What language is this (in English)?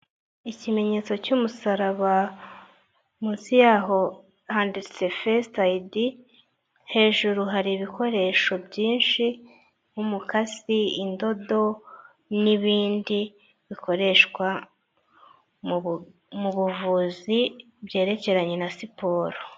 Kinyarwanda